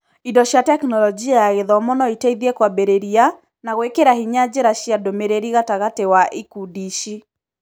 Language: Kikuyu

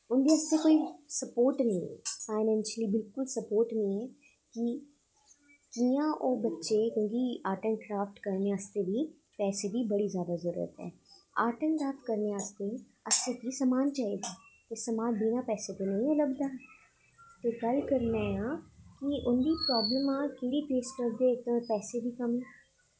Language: Dogri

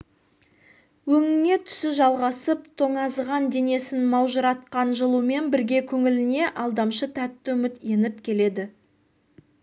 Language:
Kazakh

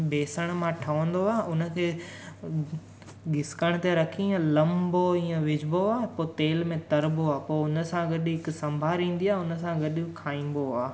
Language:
Sindhi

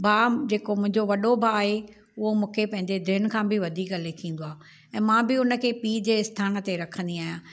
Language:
Sindhi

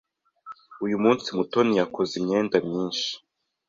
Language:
Kinyarwanda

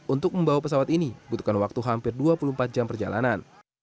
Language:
Indonesian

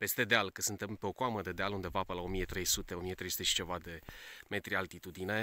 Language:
Romanian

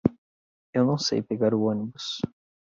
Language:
Portuguese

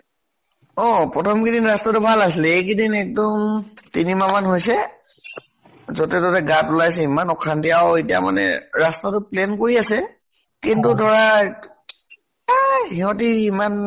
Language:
Assamese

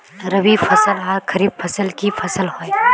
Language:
Magahi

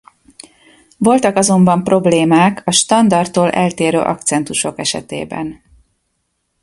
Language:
Hungarian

